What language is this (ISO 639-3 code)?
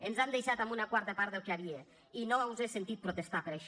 cat